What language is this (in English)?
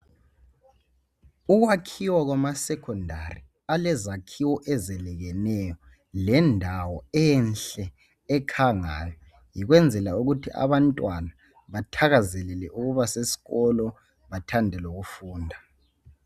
North Ndebele